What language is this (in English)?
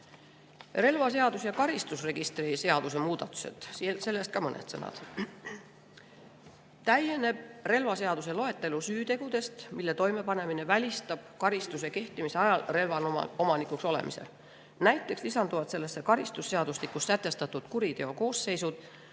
Estonian